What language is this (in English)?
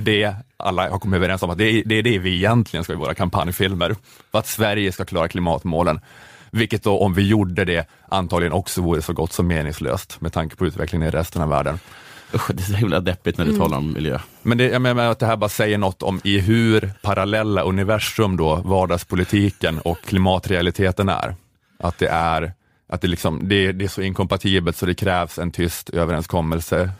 Swedish